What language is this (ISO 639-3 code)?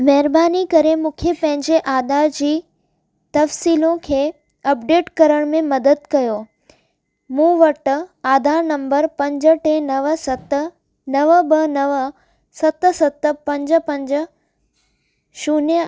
snd